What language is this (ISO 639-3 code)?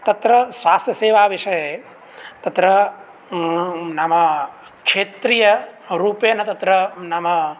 san